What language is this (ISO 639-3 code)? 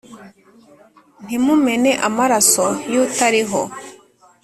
kin